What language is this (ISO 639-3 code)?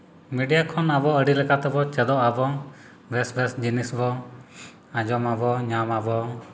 sat